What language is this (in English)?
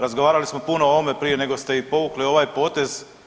Croatian